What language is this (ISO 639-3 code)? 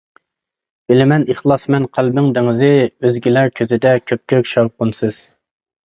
uig